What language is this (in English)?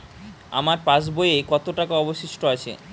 Bangla